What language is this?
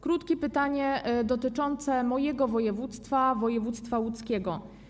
Polish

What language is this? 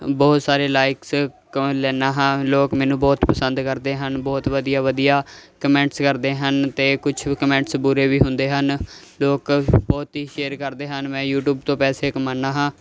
Punjabi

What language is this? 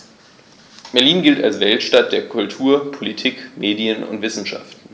German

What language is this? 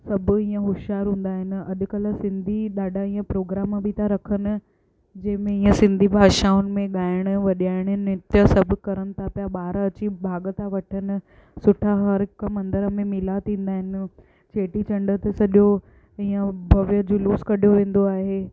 Sindhi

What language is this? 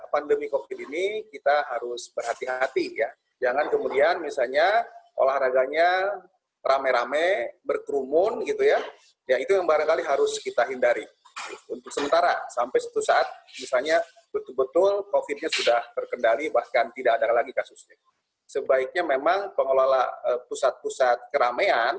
Indonesian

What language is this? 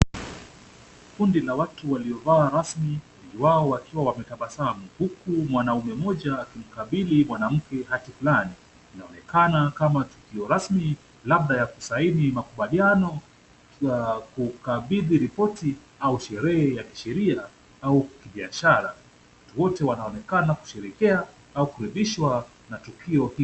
Swahili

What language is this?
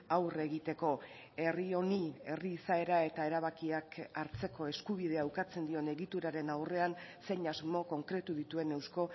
Basque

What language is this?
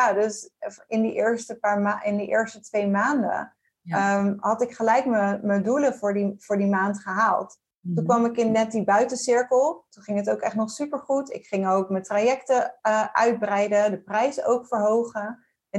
Dutch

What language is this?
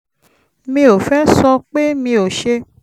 Yoruba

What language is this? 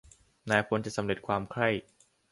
Thai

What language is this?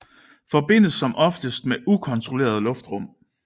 Danish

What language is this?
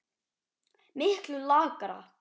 Icelandic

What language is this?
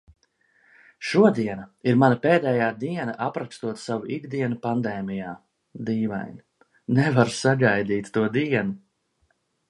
Latvian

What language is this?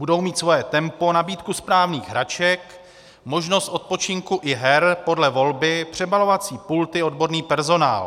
Czech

